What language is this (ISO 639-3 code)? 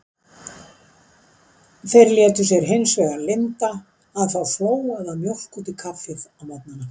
isl